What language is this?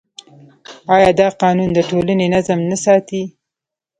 Pashto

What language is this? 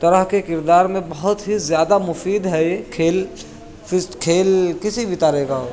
Urdu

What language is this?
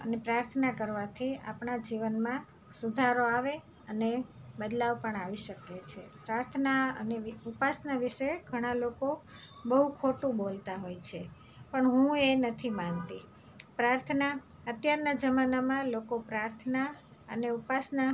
Gujarati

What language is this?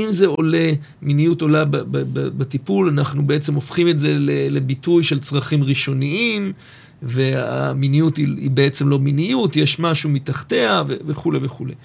Hebrew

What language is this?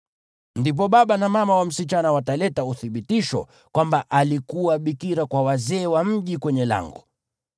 Swahili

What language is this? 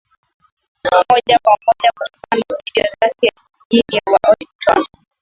Swahili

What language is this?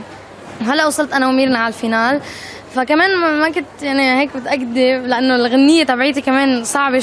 Arabic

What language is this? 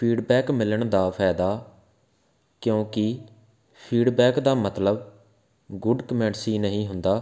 Punjabi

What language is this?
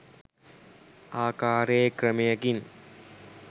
Sinhala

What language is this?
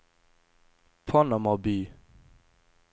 Norwegian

